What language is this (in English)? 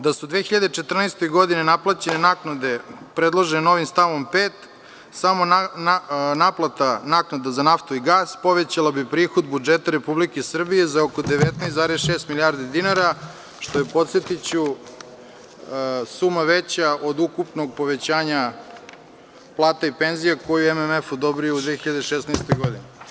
Serbian